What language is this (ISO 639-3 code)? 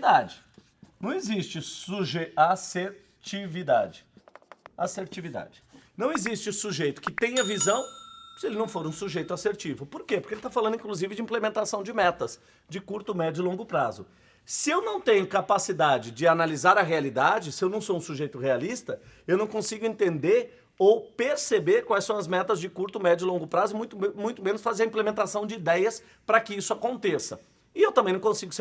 por